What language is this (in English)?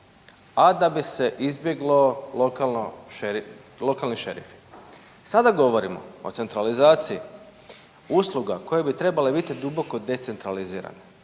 Croatian